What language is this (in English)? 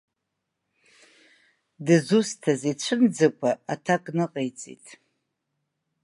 Abkhazian